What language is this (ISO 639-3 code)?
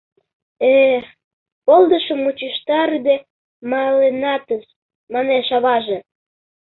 chm